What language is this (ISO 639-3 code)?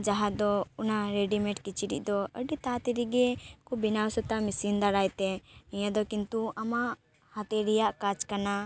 sat